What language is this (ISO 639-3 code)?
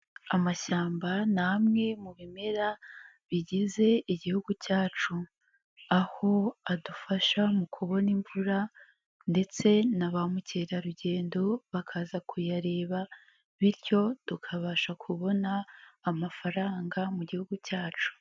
kin